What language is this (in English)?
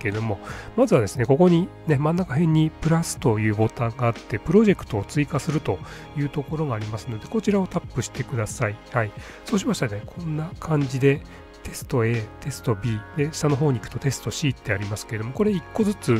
Japanese